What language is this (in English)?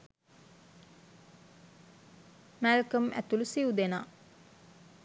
Sinhala